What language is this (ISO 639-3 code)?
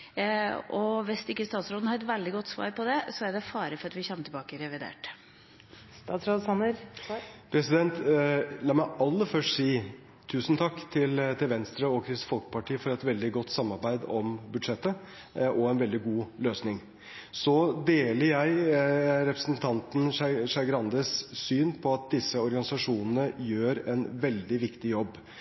nob